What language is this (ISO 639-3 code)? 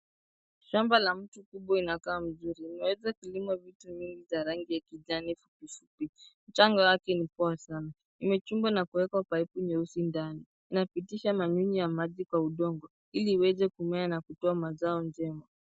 swa